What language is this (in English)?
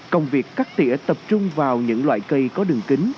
Vietnamese